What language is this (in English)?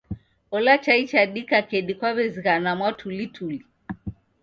Taita